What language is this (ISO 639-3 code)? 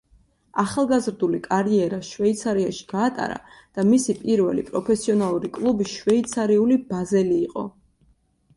kat